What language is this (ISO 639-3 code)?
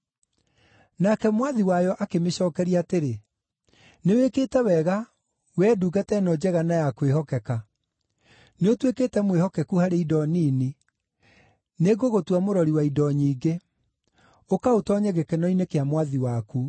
kik